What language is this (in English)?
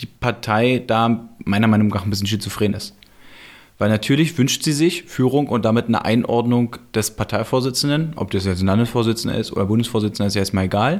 German